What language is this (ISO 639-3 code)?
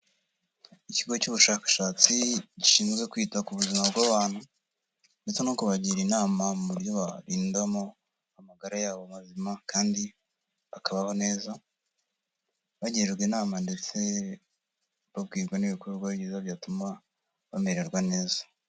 kin